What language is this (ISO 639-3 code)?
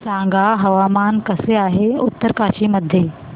mar